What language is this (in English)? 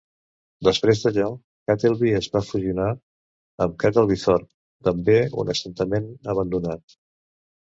Catalan